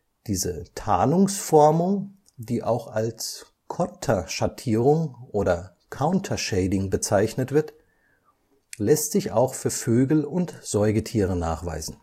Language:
German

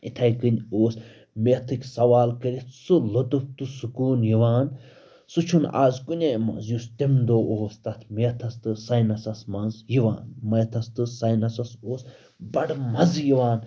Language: Kashmiri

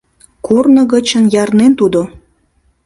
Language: Mari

